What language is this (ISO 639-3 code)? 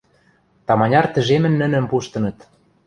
mrj